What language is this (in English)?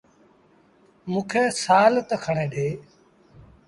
Sindhi Bhil